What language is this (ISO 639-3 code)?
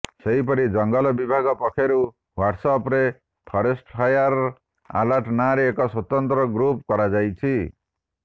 ori